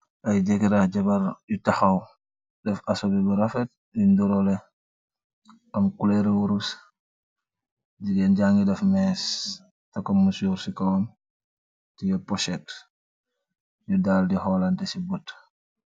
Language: Wolof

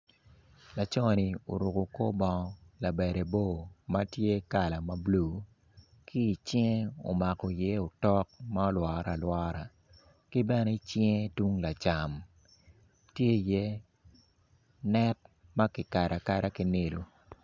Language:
Acoli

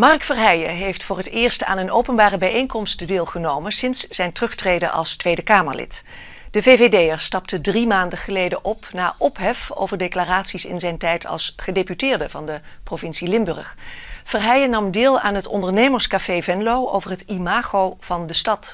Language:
Dutch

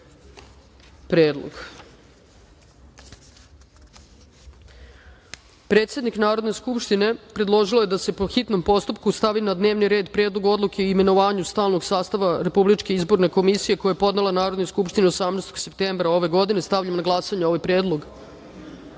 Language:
Serbian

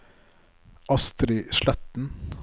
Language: Norwegian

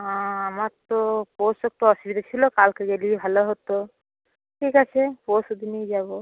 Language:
Bangla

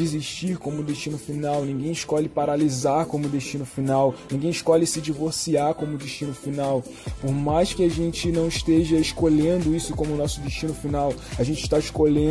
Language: Portuguese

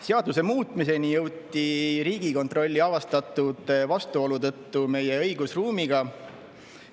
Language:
Estonian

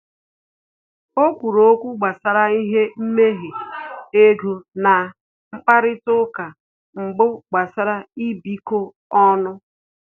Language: Igbo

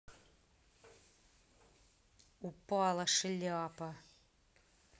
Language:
Russian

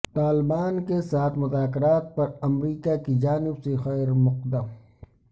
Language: Urdu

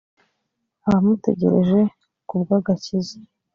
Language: Kinyarwanda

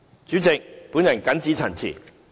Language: Cantonese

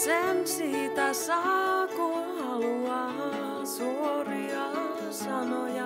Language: Finnish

